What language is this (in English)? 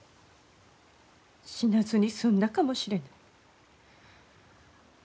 Japanese